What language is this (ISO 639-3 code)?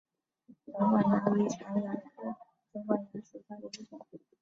zho